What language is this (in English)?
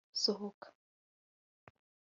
Kinyarwanda